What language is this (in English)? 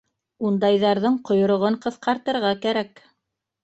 Bashkir